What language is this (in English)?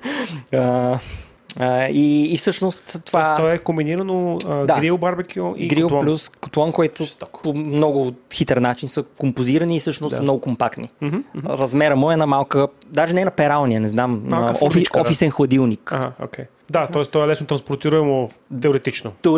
Bulgarian